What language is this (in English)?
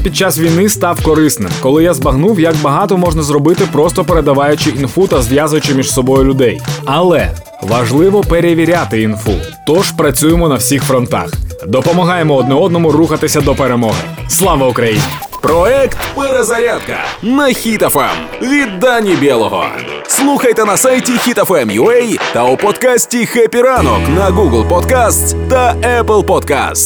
Ukrainian